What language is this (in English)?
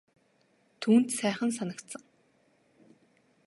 Mongolian